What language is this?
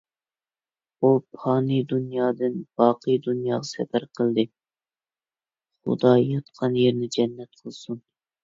Uyghur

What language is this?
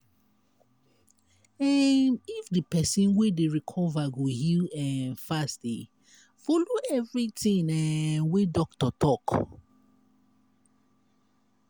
Nigerian Pidgin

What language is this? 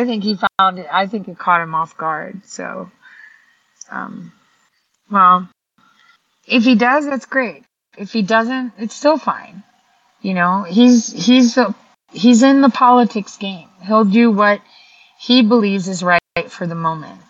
English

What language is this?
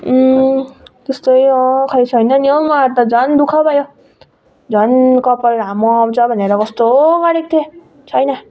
Nepali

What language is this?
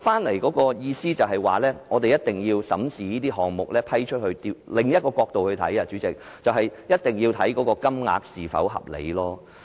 Cantonese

